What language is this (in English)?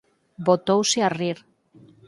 Galician